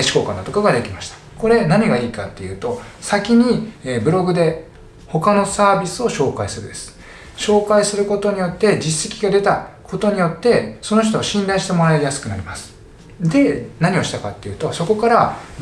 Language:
Japanese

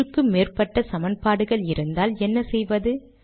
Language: Tamil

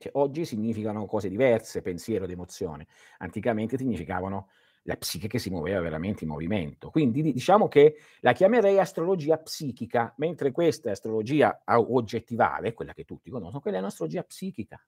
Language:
Italian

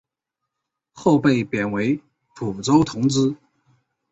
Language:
Chinese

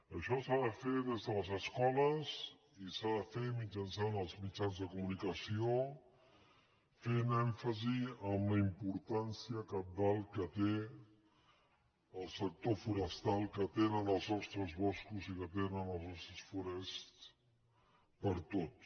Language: Catalan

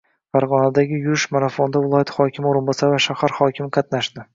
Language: Uzbek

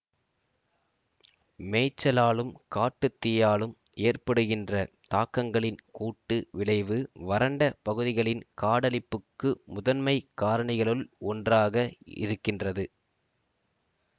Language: Tamil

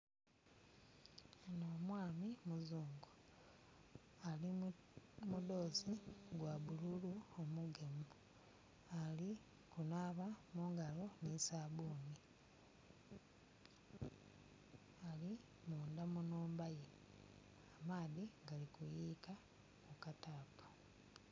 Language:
Soga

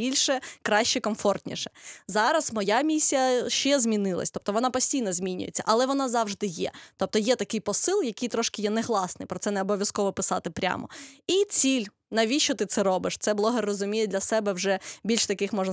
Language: Ukrainian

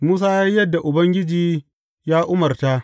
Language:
Hausa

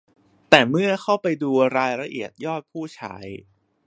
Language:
Thai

